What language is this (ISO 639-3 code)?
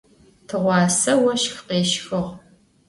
ady